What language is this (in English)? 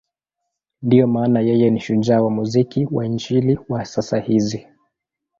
Swahili